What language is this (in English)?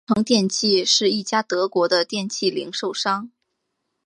Chinese